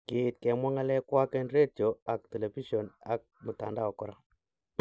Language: Kalenjin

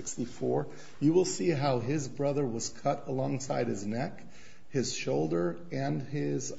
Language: English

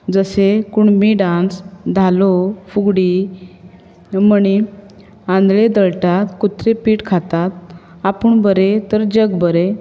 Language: Konkani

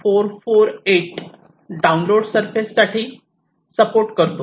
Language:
Marathi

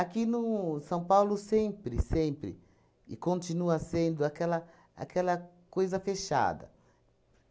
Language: Portuguese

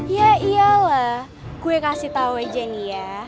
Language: Indonesian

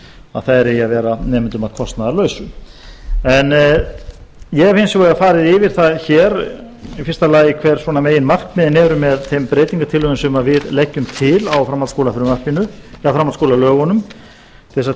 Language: Icelandic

